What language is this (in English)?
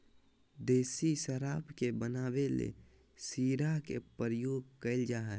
Magahi